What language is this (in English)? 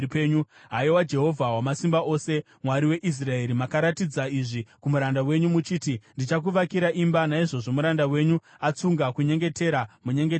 Shona